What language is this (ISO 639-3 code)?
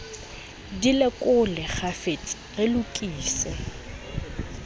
sot